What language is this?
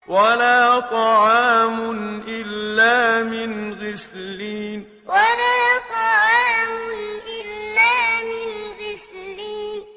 Arabic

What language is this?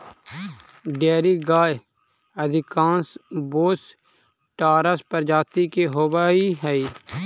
Magahi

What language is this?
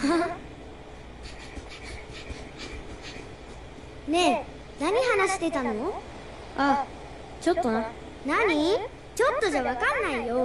Japanese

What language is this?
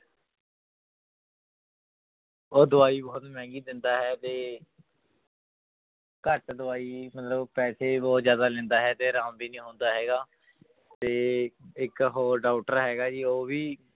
Punjabi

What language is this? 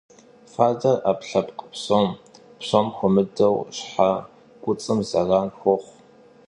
Kabardian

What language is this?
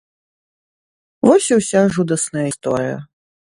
Belarusian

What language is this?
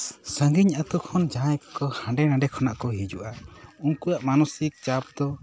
Santali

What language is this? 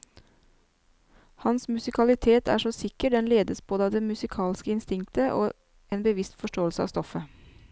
Norwegian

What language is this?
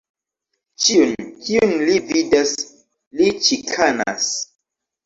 Esperanto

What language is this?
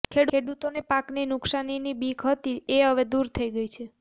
Gujarati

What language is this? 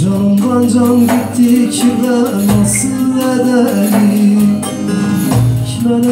Turkish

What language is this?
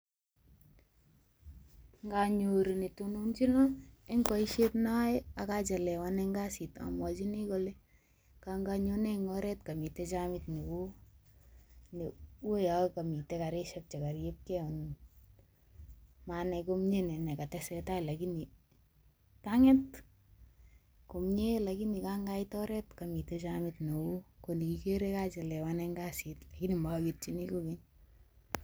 Kalenjin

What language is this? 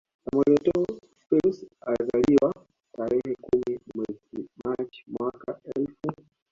Swahili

